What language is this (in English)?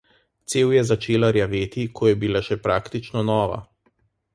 Slovenian